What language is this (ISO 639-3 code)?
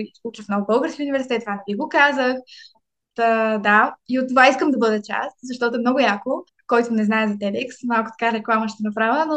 bul